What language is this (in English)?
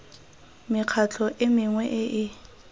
Tswana